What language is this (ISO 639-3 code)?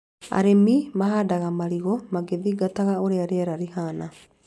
kik